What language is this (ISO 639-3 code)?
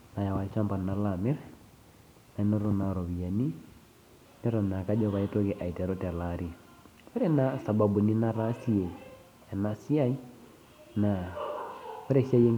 mas